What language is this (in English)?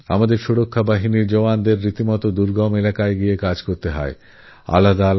Bangla